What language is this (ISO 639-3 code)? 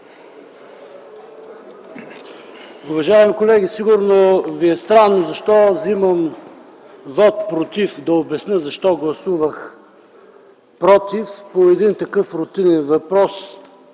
bul